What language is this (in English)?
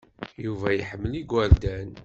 Kabyle